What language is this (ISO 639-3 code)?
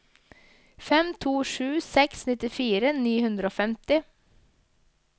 nor